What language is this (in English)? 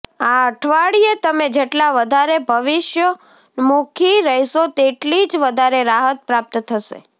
Gujarati